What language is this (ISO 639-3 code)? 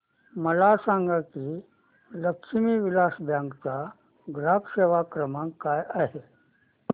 mar